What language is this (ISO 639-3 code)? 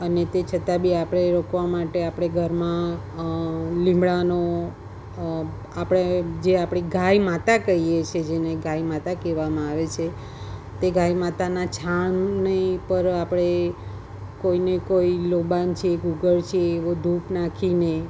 guj